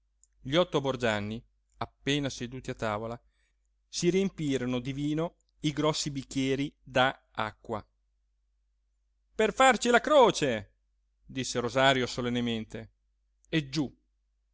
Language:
Italian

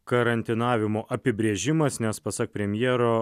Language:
Lithuanian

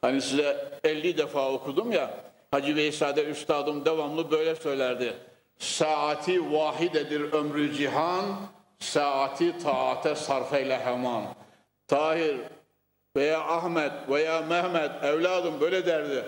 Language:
Turkish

